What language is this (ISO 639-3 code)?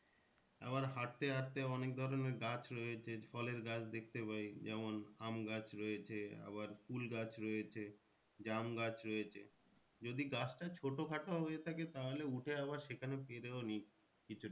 ben